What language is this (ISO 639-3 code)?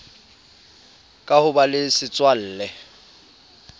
sot